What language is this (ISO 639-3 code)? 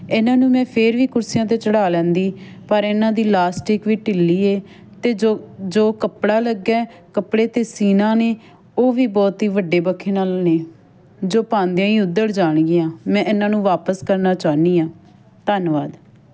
pan